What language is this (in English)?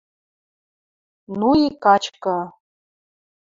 Western Mari